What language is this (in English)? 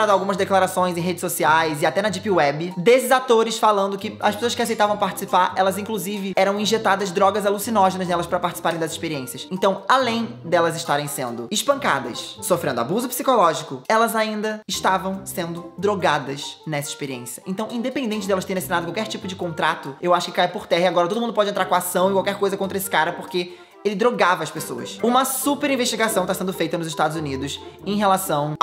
Portuguese